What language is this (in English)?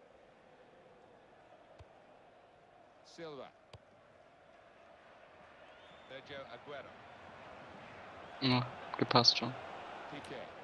German